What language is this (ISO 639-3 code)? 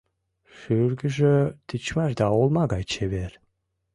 chm